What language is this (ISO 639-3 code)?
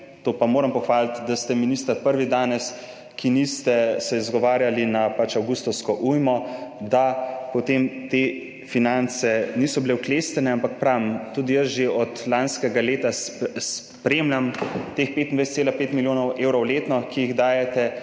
slv